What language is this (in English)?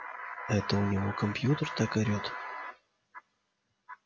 Russian